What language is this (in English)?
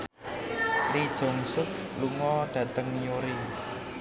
Javanese